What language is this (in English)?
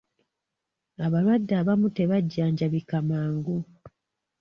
Ganda